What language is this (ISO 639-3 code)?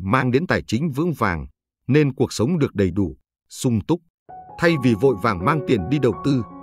vie